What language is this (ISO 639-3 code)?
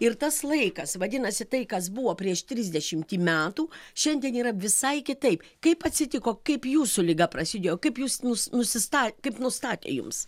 lit